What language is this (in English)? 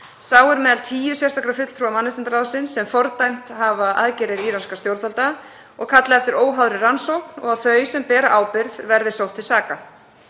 Icelandic